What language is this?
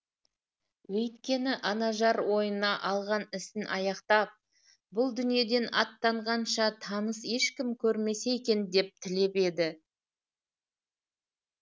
Kazakh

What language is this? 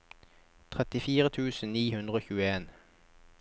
Norwegian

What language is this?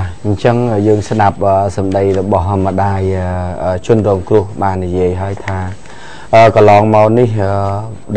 Vietnamese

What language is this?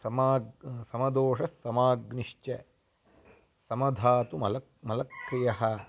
Sanskrit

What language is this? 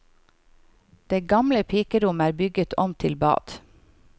Norwegian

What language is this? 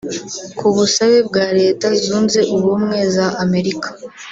Kinyarwanda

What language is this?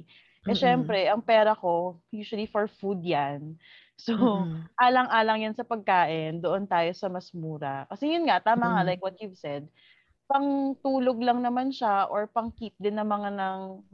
Filipino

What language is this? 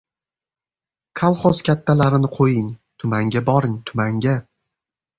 Uzbek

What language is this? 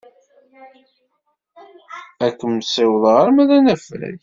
Kabyle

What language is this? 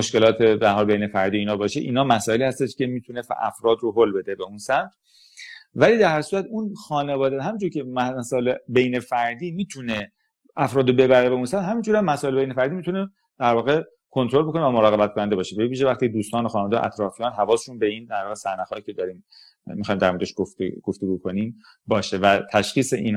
Persian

